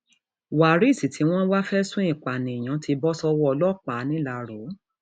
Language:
Yoruba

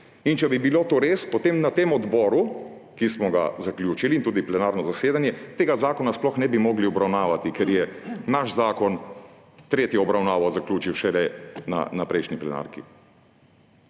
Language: Slovenian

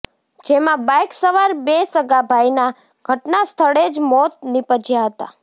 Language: Gujarati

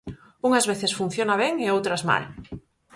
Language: Galician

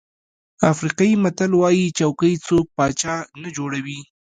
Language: Pashto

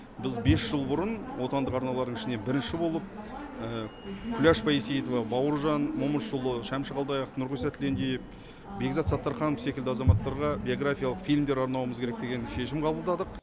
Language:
Kazakh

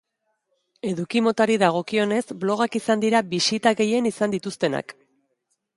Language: Basque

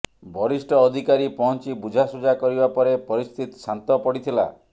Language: Odia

